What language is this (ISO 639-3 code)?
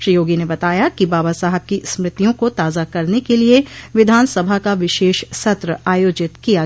hin